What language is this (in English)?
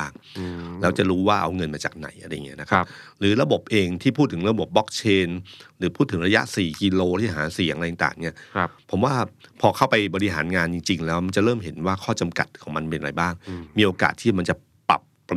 Thai